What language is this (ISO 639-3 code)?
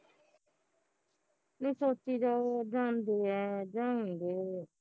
pan